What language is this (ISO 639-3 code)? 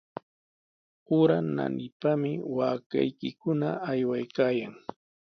qws